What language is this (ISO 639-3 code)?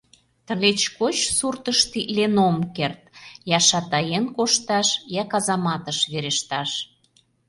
chm